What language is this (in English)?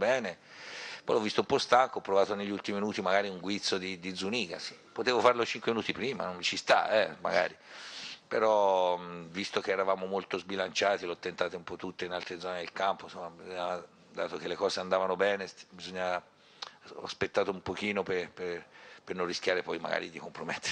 Italian